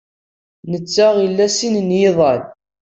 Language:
Kabyle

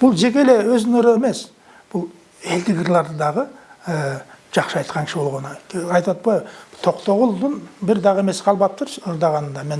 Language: Turkish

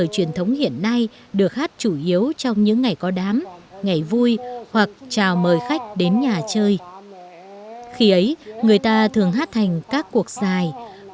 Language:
Vietnamese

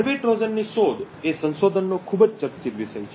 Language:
Gujarati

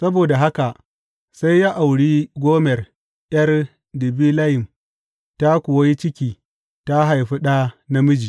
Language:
Hausa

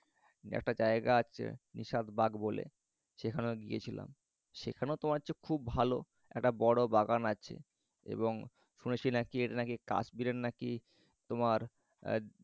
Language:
Bangla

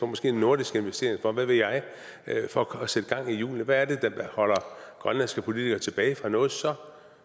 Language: Danish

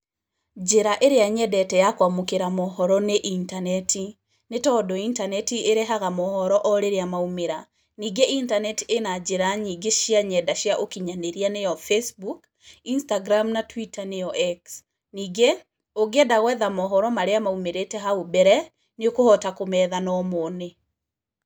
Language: Kikuyu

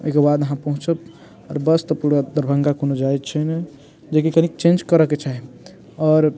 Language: Maithili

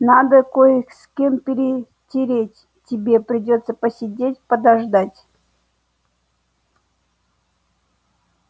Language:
Russian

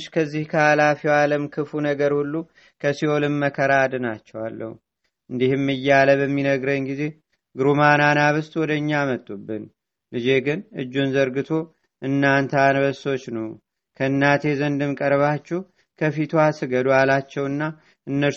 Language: Amharic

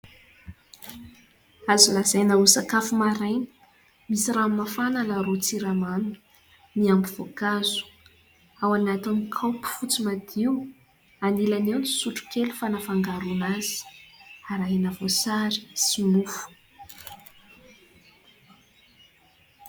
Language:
Malagasy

